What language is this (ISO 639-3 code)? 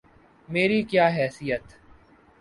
urd